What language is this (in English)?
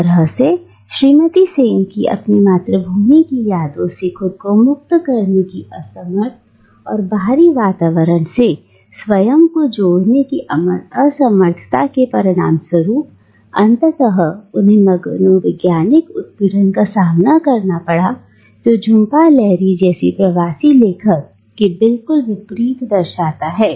Hindi